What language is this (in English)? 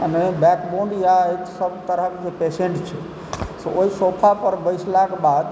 Maithili